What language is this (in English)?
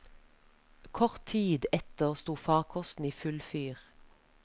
Norwegian